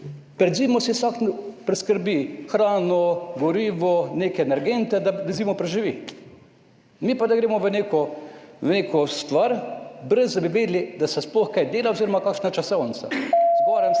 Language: Slovenian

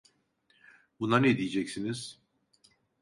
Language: Turkish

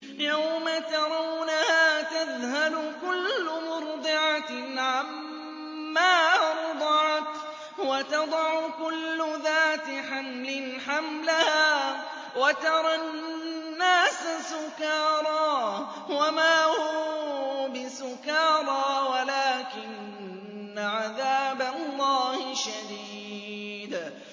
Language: Arabic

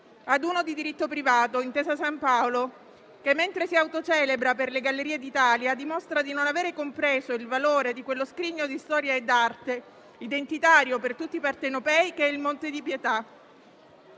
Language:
Italian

